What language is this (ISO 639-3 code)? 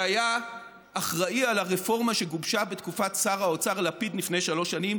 heb